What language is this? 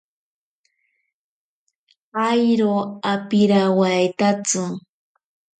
Ashéninka Perené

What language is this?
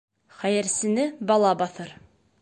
Bashkir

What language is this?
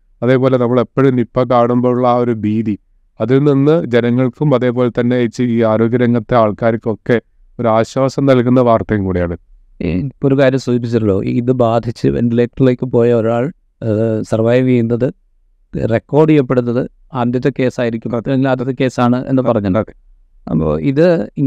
Malayalam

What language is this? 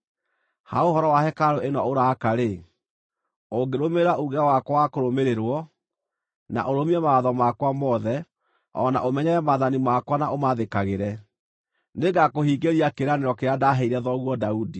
Kikuyu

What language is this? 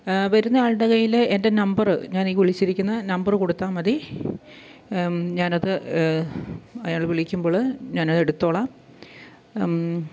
Malayalam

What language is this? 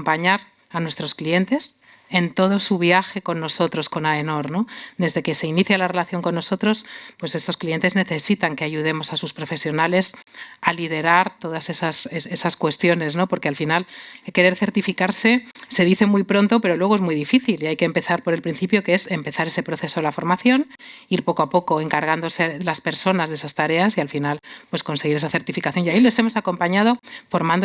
Spanish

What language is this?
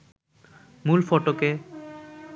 Bangla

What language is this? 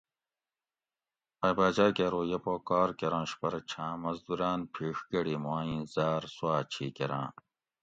Gawri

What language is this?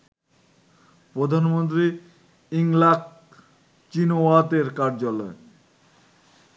Bangla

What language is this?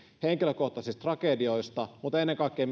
Finnish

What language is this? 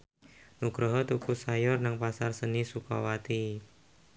Javanese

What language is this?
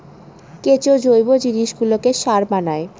Bangla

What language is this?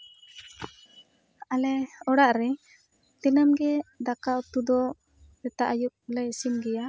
Santali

